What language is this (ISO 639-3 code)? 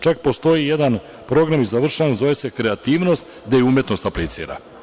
srp